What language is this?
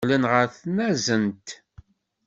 Kabyle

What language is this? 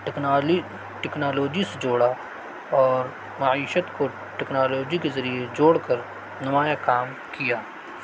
Urdu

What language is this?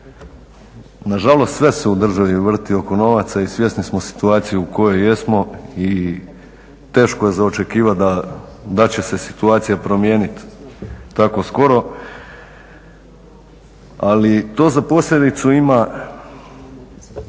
Croatian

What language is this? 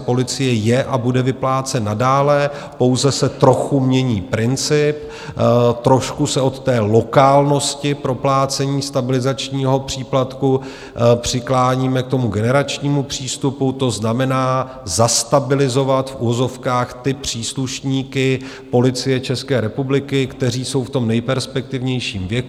Czech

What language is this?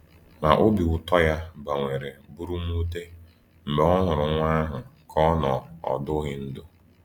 Igbo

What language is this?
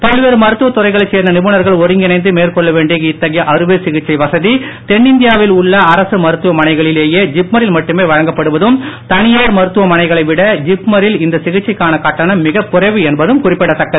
Tamil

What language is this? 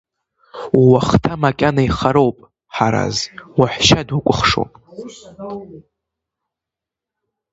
Abkhazian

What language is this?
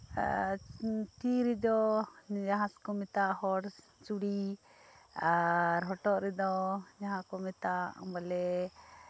Santali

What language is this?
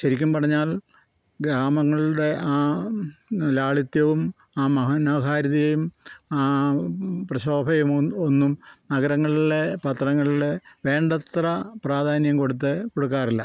Malayalam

